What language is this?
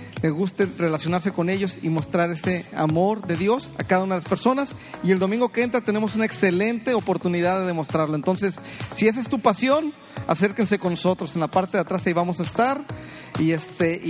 Spanish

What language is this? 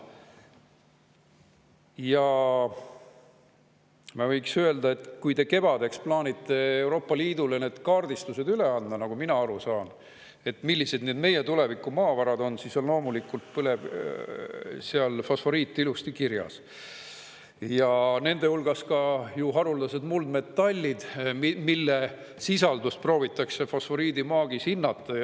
Estonian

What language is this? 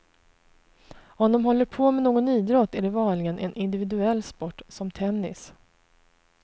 Swedish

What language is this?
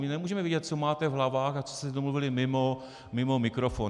Czech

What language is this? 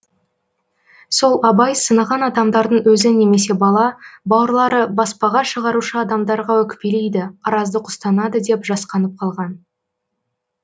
Kazakh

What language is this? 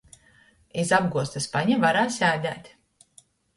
Latgalian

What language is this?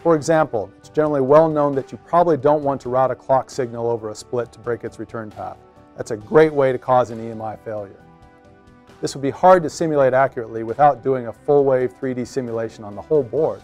English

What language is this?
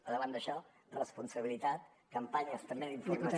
Catalan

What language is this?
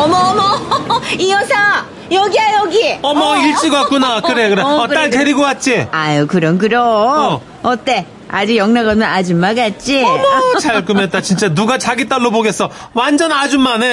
Korean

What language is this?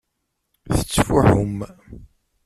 Kabyle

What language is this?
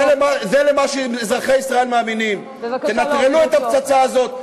Hebrew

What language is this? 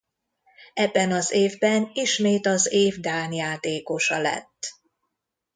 Hungarian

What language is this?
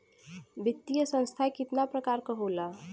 Bhojpuri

